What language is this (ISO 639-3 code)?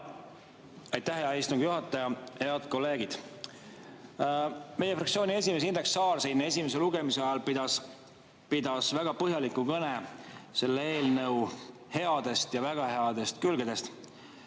est